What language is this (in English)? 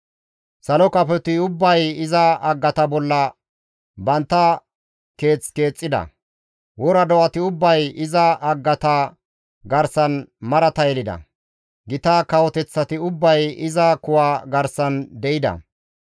Gamo